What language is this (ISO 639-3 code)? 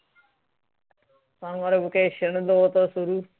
pan